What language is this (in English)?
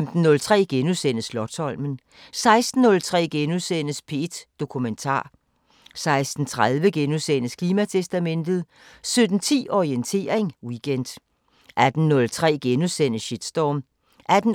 Danish